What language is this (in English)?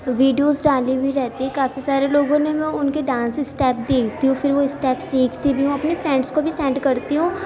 Urdu